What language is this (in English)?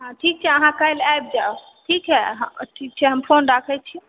Maithili